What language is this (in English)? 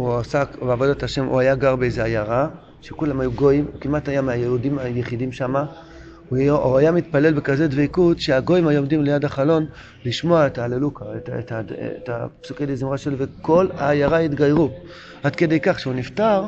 Hebrew